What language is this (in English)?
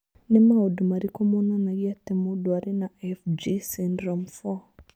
Kikuyu